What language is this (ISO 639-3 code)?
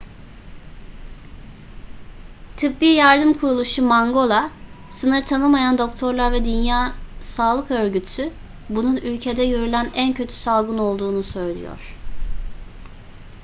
tur